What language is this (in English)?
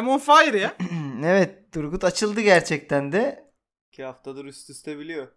Turkish